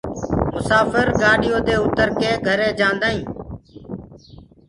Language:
Gurgula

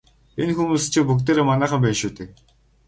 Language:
Mongolian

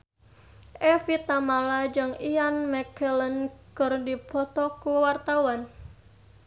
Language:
Sundanese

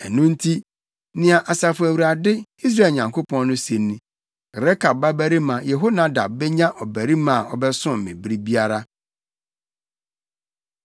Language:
Akan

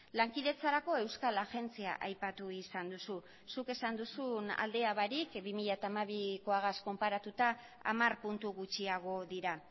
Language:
Basque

